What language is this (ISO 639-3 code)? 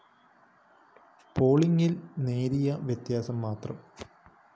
mal